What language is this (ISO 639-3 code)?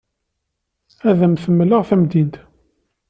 kab